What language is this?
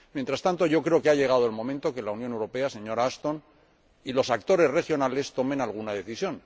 Spanish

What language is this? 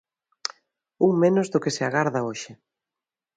Galician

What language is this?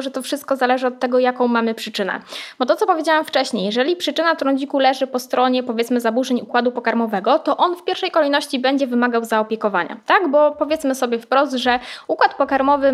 Polish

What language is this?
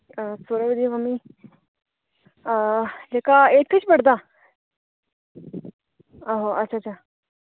Dogri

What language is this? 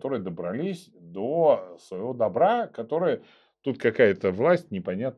Russian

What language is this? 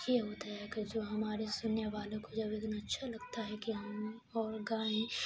Urdu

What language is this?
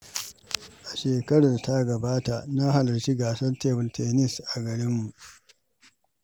Hausa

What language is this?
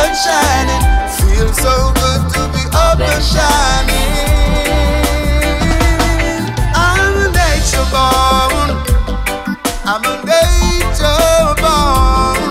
English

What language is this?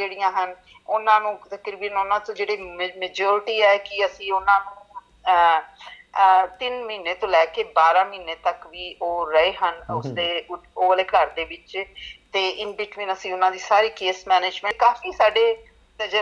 Punjabi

